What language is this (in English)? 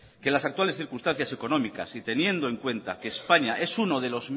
Spanish